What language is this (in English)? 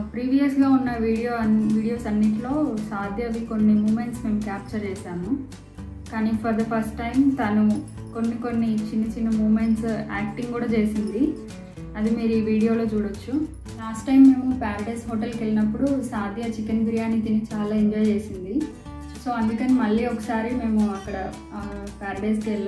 Indonesian